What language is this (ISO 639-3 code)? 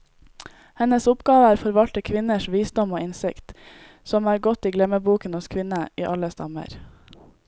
nor